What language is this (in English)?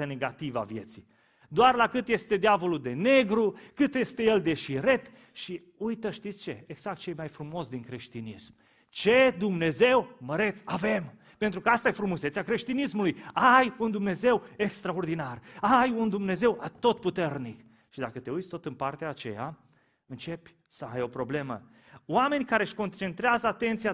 Romanian